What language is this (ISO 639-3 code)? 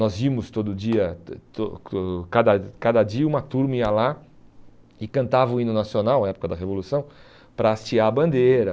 por